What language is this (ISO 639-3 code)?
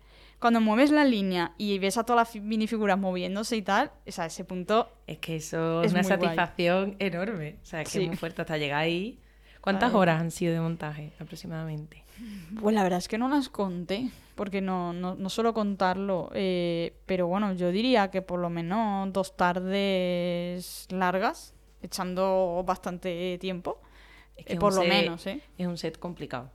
spa